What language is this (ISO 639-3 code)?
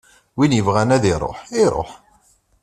kab